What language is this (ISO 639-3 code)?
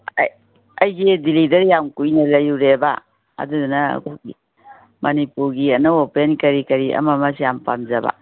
mni